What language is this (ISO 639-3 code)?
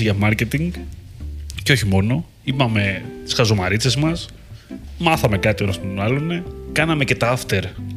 ell